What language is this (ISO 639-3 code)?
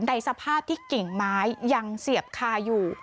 tha